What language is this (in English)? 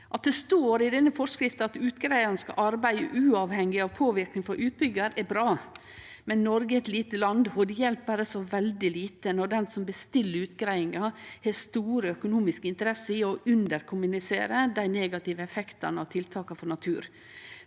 Norwegian